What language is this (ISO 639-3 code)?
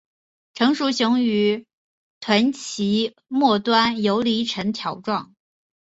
zho